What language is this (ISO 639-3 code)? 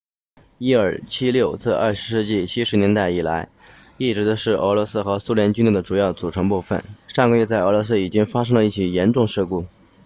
zho